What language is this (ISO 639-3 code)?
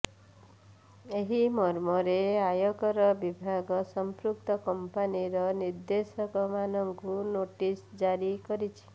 ori